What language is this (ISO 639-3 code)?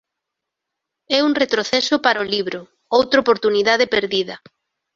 glg